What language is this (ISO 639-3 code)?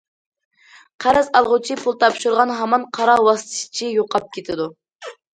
uig